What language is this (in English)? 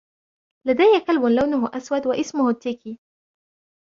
Arabic